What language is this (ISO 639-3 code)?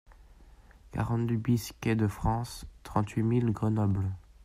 fra